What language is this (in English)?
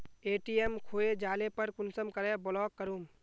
Magahi